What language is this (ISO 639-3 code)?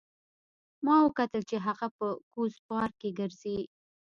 pus